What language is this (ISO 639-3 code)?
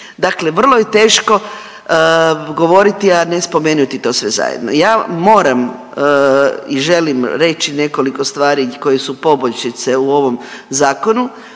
hrv